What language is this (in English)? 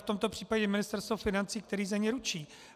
Czech